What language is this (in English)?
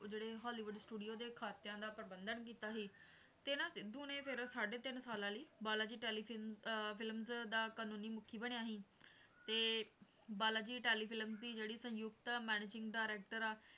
Punjabi